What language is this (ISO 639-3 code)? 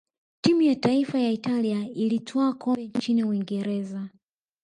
swa